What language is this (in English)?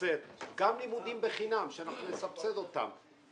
Hebrew